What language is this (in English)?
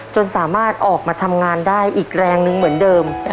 Thai